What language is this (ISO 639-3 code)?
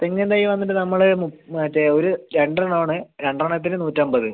mal